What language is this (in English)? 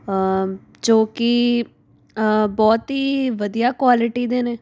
Punjabi